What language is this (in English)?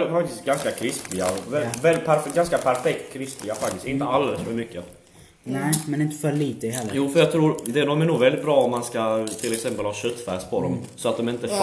Swedish